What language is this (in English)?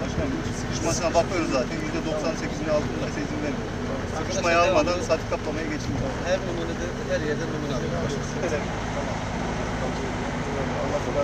Turkish